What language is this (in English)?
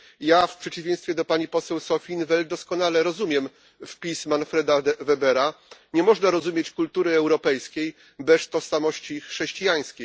Polish